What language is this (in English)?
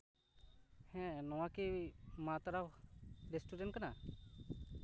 Santali